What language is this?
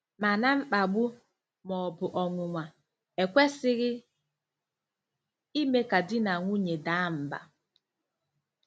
Igbo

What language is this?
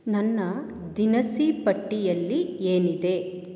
Kannada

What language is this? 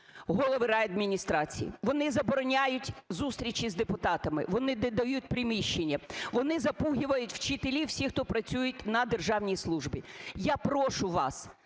Ukrainian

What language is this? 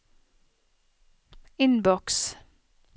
Norwegian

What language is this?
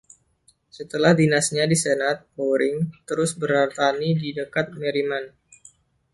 Indonesian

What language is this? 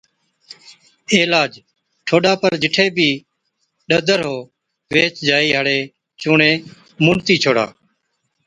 Od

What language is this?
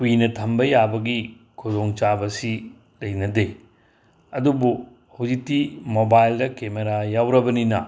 Manipuri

